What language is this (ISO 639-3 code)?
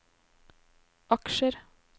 nor